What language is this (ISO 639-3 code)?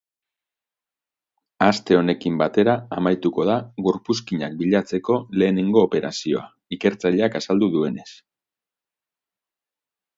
eus